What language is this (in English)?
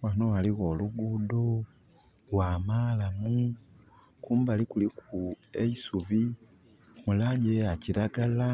Soga